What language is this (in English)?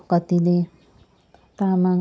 Nepali